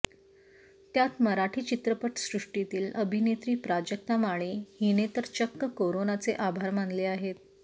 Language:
Marathi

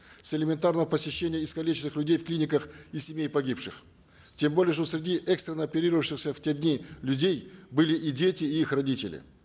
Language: Kazakh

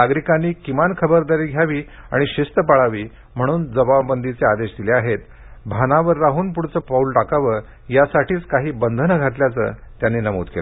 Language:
Marathi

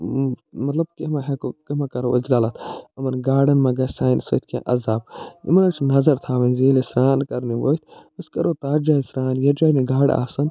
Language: Kashmiri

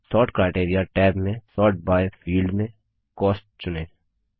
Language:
Hindi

